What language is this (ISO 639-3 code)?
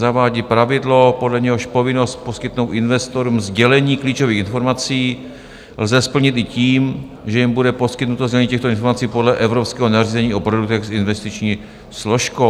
ces